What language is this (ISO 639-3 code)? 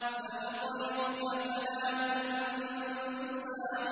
ara